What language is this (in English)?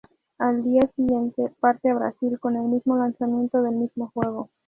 Spanish